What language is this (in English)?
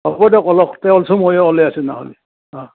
Assamese